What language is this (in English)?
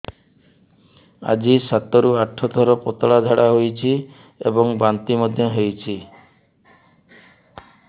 Odia